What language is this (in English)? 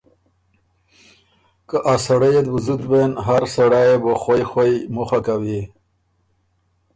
Ormuri